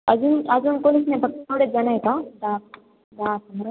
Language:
Marathi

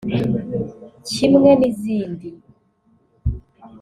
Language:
Kinyarwanda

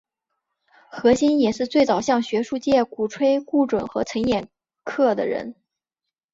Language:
Chinese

